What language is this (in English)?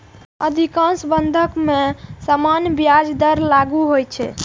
Maithili